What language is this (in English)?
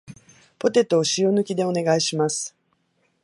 Japanese